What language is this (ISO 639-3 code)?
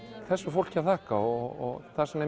isl